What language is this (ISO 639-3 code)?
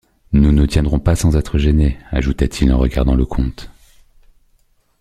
fra